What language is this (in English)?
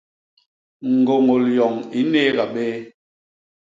Basaa